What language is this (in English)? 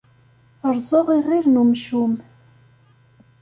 Kabyle